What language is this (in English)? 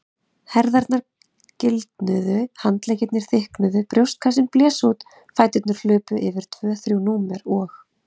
Icelandic